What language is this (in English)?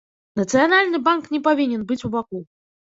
Belarusian